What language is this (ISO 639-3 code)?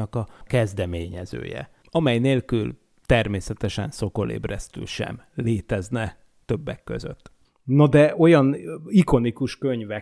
hun